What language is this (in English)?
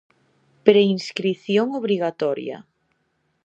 Galician